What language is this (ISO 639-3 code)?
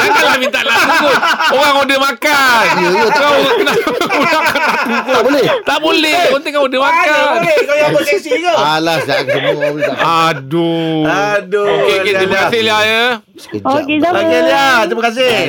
msa